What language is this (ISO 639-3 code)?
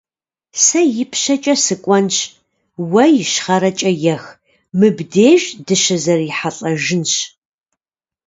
kbd